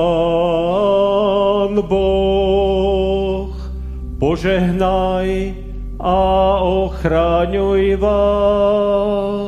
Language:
Slovak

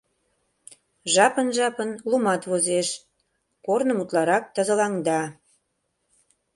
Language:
Mari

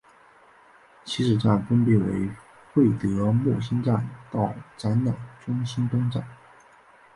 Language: Chinese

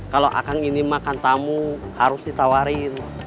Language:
Indonesian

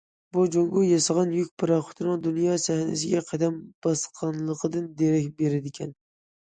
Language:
Uyghur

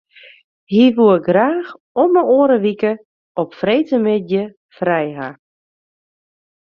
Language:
Western Frisian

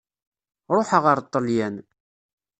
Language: Kabyle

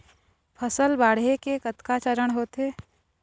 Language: Chhattisgarhi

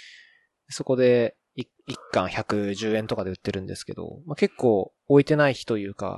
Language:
Japanese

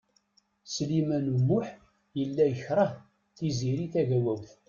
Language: Kabyle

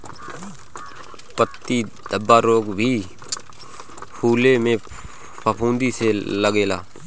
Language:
Bhojpuri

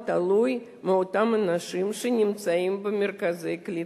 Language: Hebrew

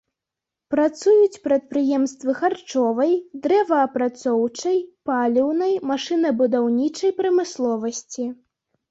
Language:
Belarusian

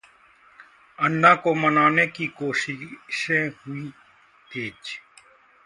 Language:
Hindi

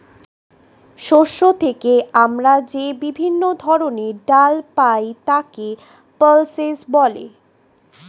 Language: Bangla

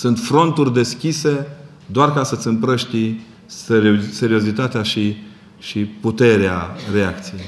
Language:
Romanian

